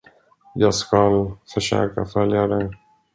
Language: Swedish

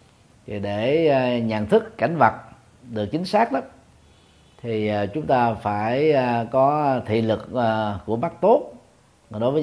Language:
Vietnamese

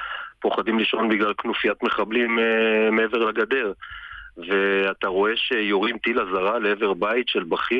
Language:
Hebrew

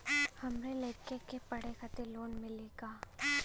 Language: Bhojpuri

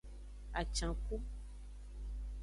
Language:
Aja (Benin)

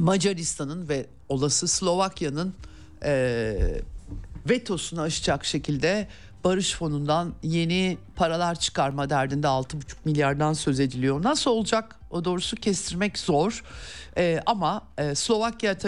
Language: Turkish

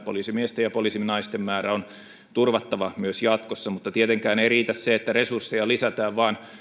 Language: Finnish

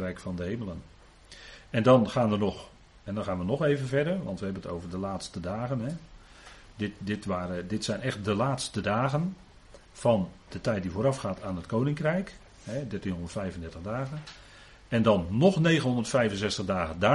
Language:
Dutch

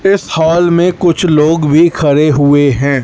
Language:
Hindi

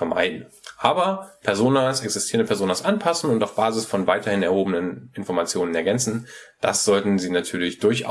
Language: German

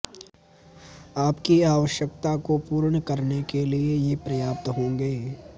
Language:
Sanskrit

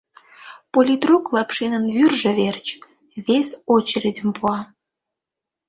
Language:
Mari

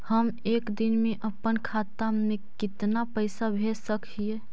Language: Magahi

